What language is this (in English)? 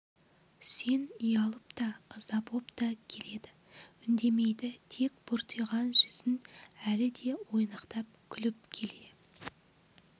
Kazakh